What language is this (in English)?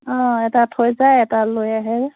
Assamese